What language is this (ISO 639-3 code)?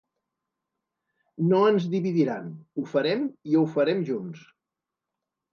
cat